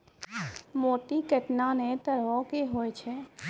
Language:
Maithili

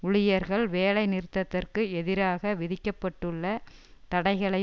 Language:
Tamil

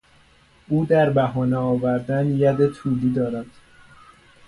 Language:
Persian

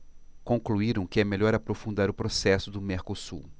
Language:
Portuguese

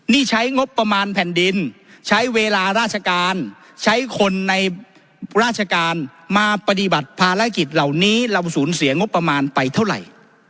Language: Thai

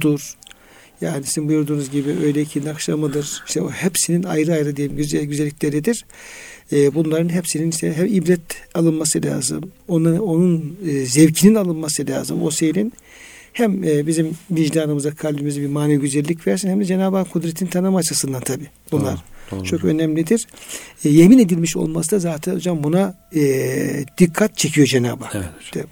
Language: Turkish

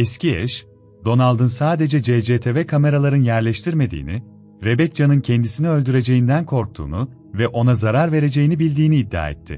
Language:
Turkish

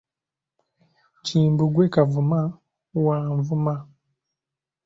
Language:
Ganda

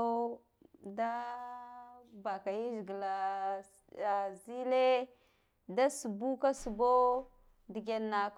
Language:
Guduf-Gava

